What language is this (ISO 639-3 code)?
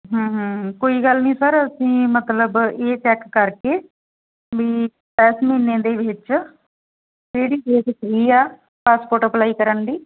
pan